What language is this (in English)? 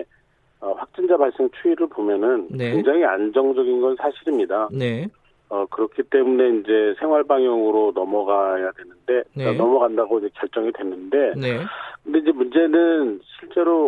Korean